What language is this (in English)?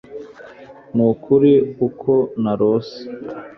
Kinyarwanda